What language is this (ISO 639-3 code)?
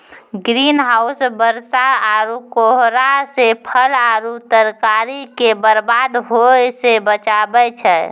mai